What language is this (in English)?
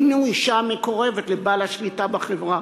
Hebrew